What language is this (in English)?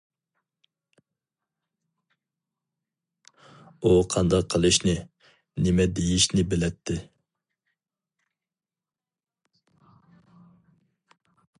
Uyghur